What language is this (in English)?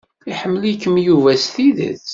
Kabyle